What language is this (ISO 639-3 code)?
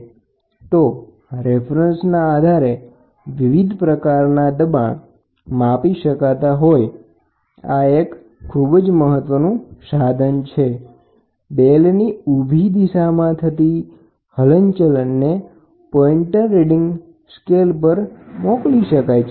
guj